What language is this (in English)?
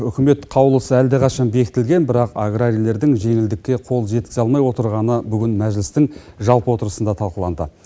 Kazakh